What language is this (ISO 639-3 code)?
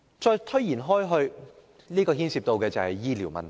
yue